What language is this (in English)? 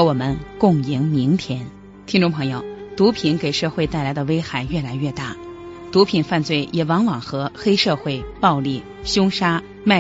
Chinese